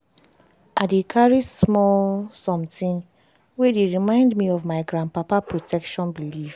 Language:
Nigerian Pidgin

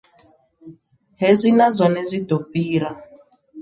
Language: Venda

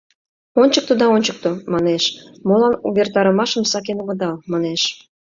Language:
Mari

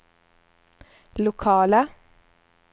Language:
Swedish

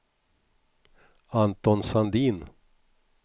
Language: Swedish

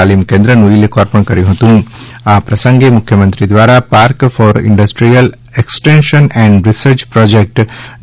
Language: Gujarati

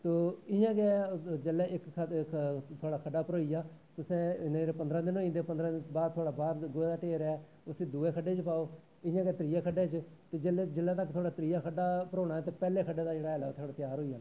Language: Dogri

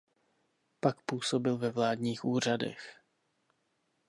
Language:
Czech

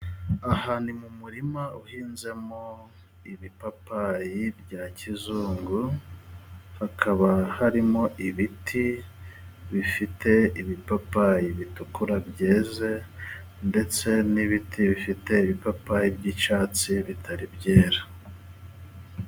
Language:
Kinyarwanda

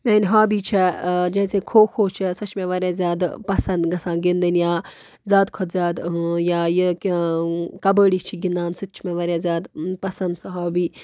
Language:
Kashmiri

